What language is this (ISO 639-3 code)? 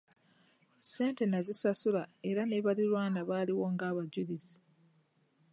lug